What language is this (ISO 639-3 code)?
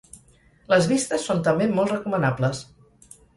cat